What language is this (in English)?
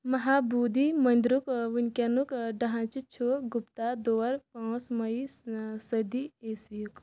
Kashmiri